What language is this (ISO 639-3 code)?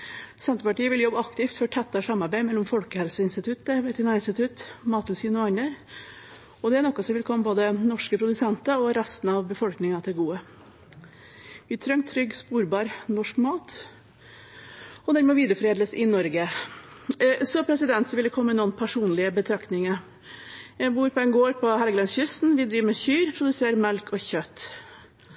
nob